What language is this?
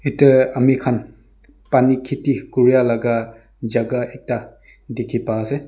Naga Pidgin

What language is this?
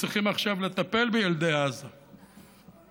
Hebrew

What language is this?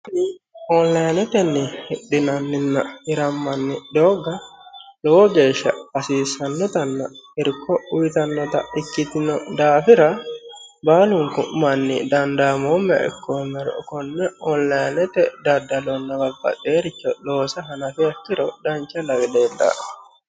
Sidamo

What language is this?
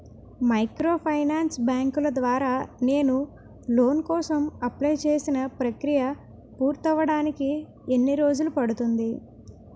Telugu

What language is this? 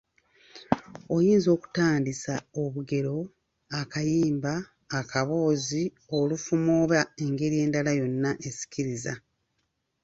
Ganda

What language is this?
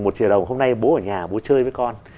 Vietnamese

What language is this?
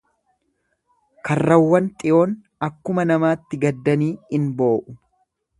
Oromo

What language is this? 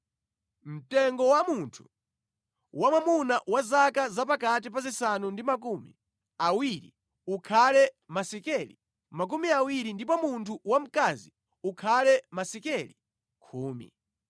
Nyanja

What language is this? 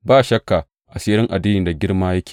Hausa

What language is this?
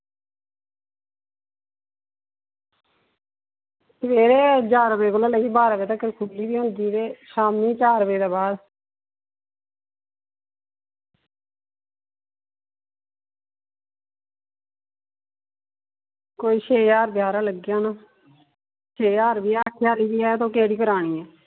Dogri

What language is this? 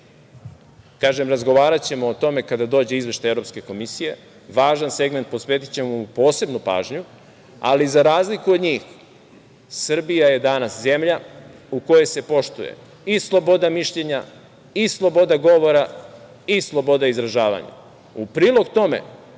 Serbian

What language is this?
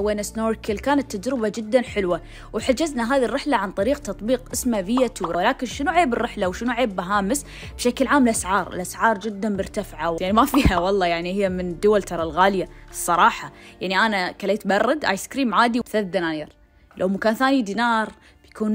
Arabic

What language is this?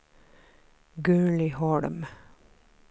Swedish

